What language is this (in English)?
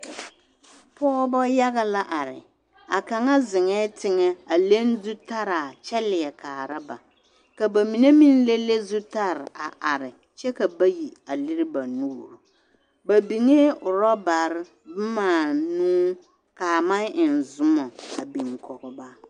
Southern Dagaare